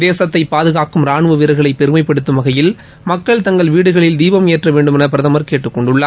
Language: Tamil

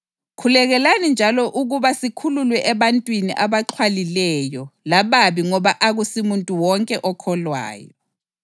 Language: North Ndebele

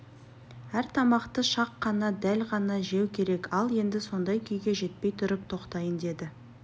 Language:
Kazakh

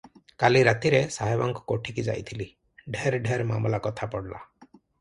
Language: Odia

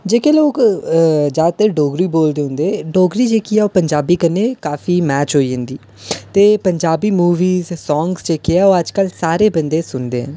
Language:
Dogri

